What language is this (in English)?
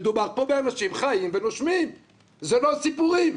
Hebrew